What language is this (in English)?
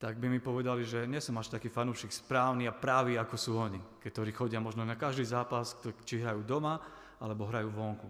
Slovak